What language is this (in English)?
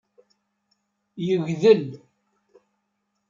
Kabyle